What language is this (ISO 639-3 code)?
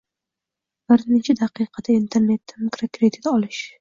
uzb